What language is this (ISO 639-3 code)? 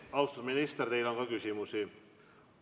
est